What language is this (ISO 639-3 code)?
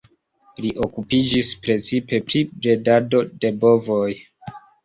epo